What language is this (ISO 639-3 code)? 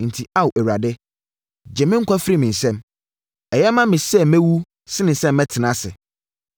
aka